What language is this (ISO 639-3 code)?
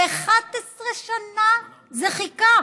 heb